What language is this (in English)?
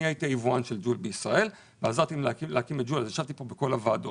Hebrew